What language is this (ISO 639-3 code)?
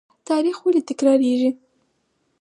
pus